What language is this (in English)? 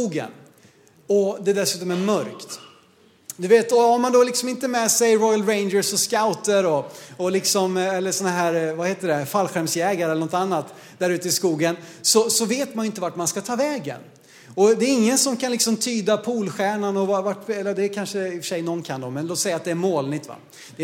Swedish